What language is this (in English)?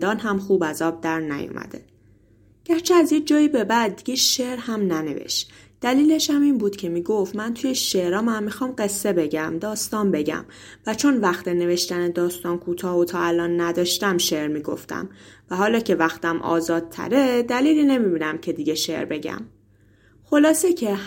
Persian